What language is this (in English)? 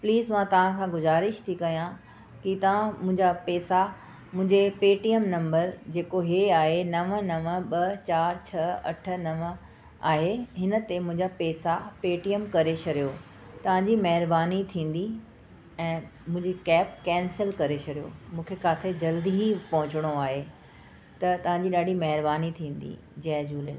Sindhi